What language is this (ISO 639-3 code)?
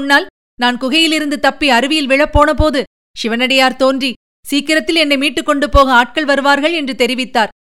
tam